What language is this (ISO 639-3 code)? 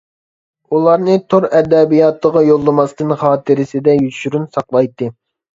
uig